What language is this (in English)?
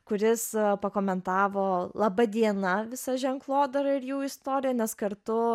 Lithuanian